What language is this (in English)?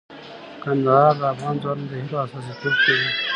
Pashto